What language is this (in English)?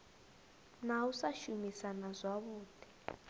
Venda